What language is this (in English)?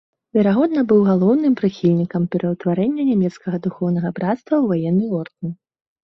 Belarusian